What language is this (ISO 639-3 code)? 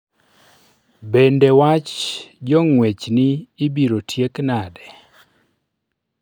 luo